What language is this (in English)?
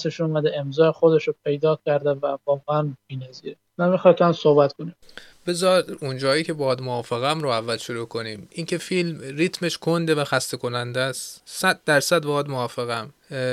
Persian